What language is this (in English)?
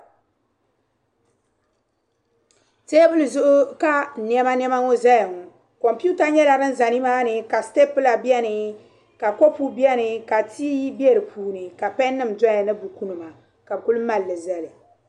Dagbani